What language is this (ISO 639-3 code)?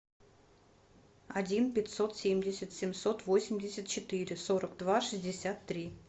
rus